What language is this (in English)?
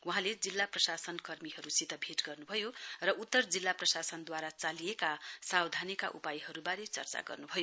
Nepali